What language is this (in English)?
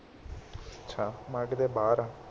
Punjabi